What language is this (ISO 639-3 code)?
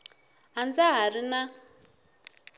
tso